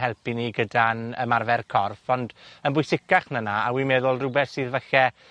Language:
Welsh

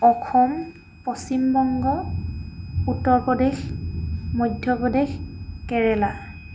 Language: Assamese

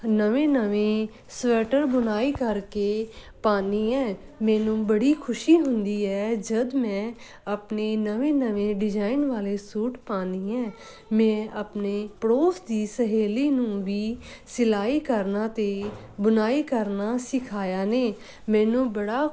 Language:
Punjabi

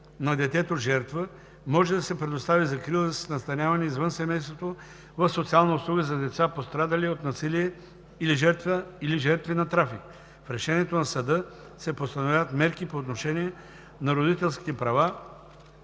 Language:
Bulgarian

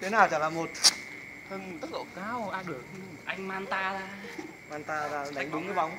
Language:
Vietnamese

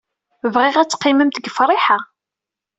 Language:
Kabyle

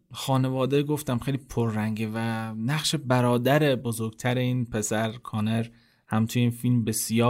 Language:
Persian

